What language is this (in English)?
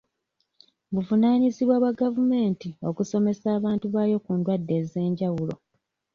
Ganda